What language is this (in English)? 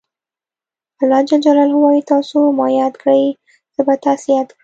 Pashto